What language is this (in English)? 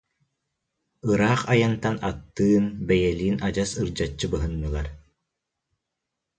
Yakut